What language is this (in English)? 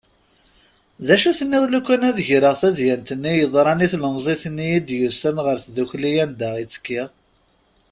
Kabyle